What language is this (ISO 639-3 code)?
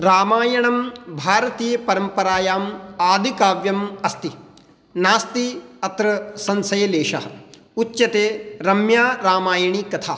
san